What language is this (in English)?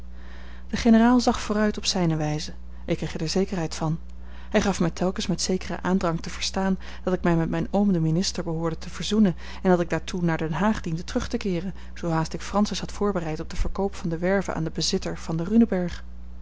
Dutch